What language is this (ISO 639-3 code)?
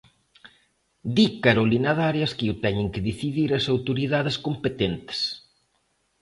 glg